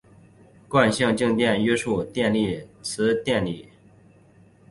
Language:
Chinese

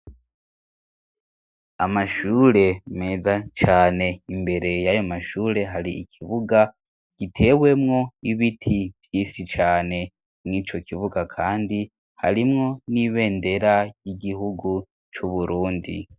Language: Rundi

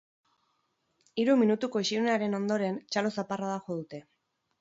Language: Basque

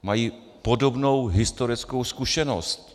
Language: Czech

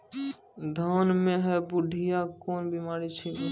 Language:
Maithili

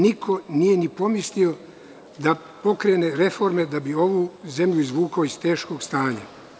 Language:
Serbian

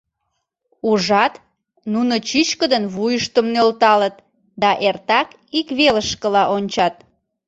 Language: Mari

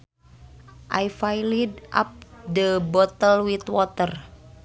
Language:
Sundanese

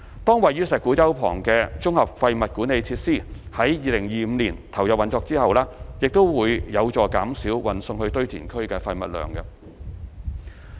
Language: Cantonese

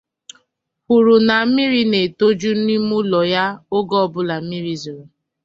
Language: Igbo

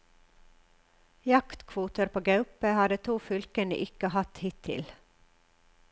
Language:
Norwegian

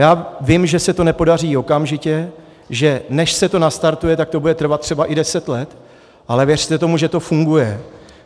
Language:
Czech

